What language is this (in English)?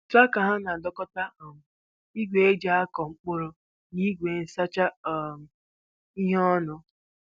Igbo